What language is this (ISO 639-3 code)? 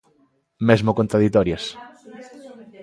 glg